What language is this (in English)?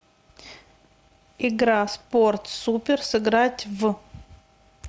Russian